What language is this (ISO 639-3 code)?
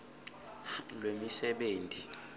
ssw